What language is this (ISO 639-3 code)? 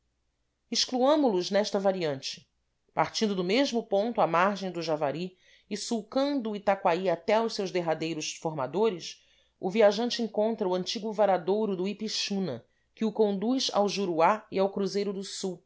por